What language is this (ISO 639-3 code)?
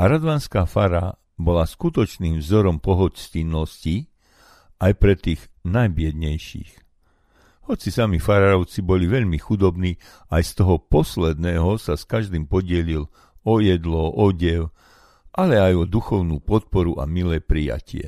slk